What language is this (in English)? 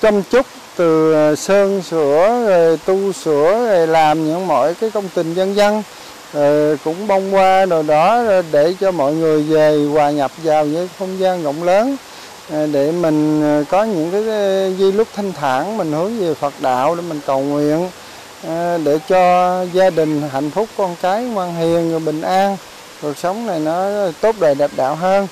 Vietnamese